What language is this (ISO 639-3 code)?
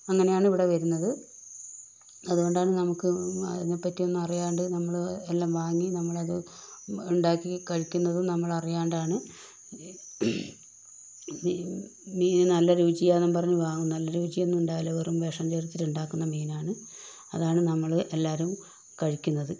mal